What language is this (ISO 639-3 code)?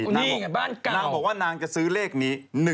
tha